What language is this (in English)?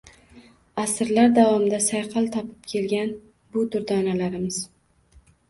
Uzbek